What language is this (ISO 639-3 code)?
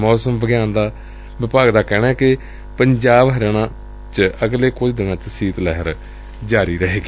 pan